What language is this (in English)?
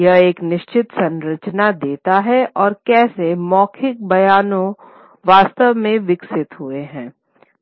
Hindi